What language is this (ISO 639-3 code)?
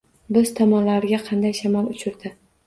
uzb